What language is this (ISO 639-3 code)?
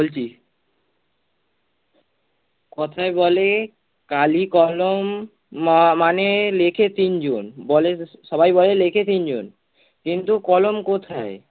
ben